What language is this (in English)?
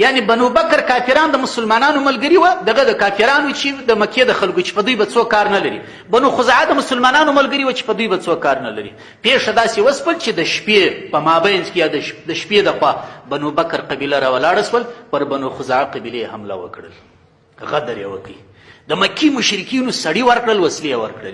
Pashto